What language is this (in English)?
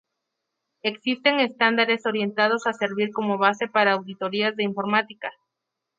Spanish